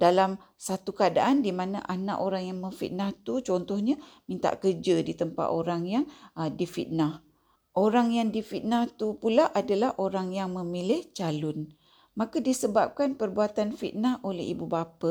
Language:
Malay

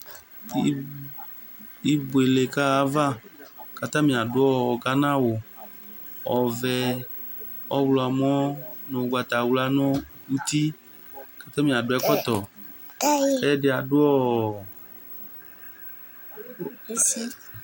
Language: Ikposo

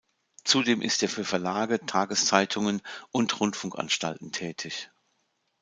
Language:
German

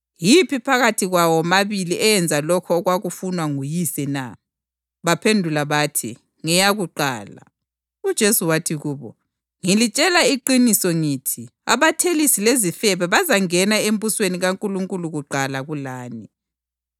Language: North Ndebele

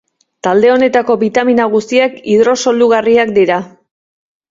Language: Basque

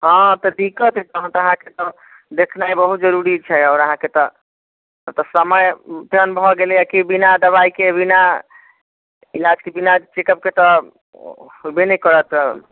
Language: Maithili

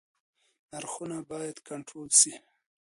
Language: Pashto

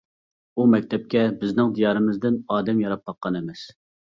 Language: Uyghur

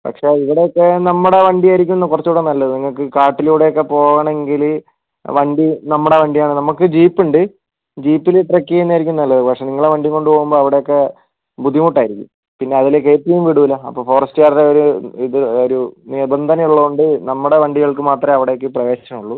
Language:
Malayalam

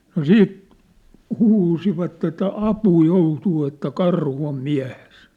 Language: Finnish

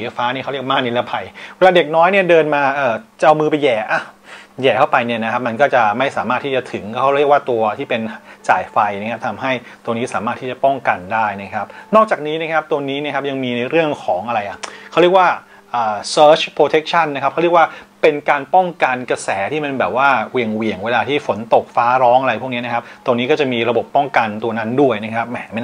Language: Thai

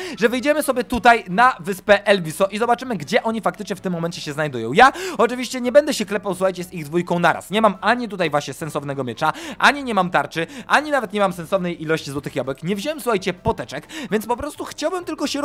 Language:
Polish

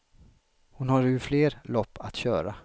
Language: Swedish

